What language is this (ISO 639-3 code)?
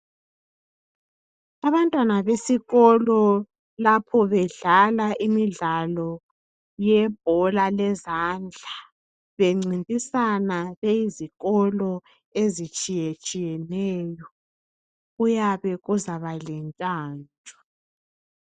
nde